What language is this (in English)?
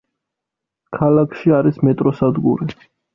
Georgian